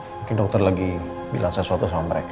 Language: Indonesian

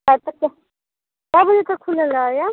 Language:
Maithili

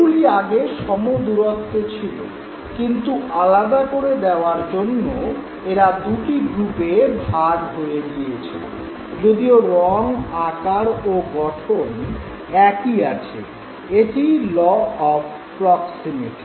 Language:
Bangla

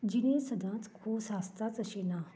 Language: Konkani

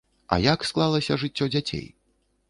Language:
Belarusian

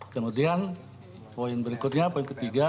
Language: Indonesian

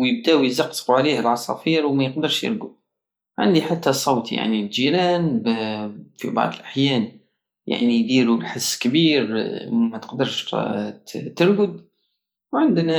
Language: Algerian Saharan Arabic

